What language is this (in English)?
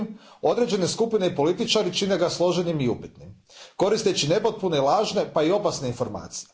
Croatian